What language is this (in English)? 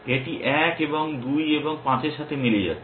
Bangla